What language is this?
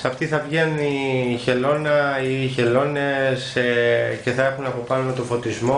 Greek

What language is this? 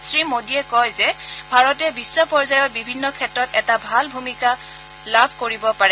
Assamese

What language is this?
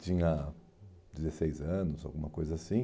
Portuguese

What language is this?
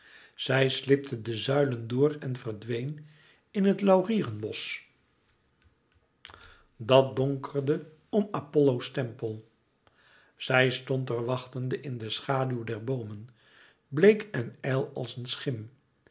Dutch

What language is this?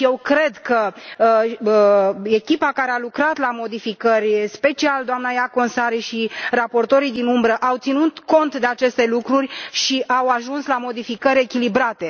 Romanian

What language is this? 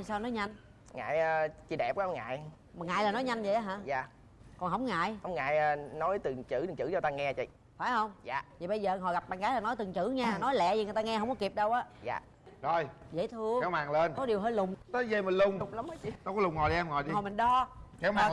Vietnamese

